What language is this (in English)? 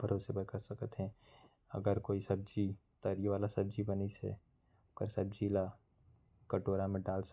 Korwa